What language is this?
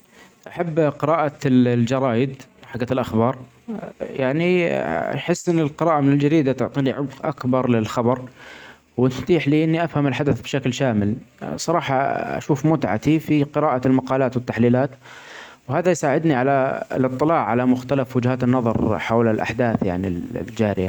Omani Arabic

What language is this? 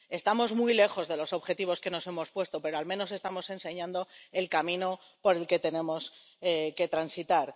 Spanish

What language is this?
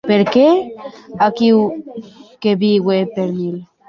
Occitan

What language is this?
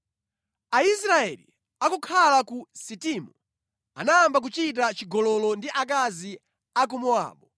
Nyanja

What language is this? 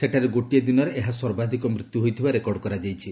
Odia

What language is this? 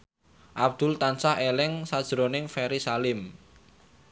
Javanese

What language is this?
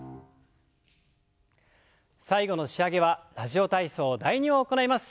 Japanese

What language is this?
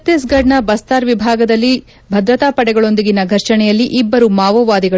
Kannada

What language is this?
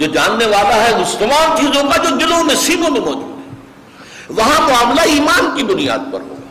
Urdu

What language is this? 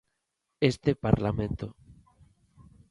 Galician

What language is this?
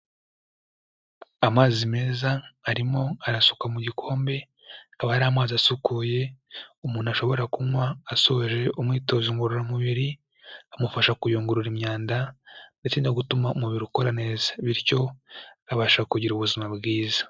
Kinyarwanda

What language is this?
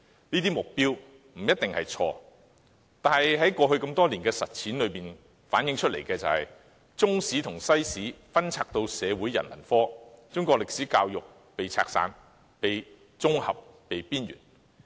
Cantonese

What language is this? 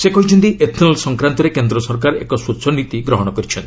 Odia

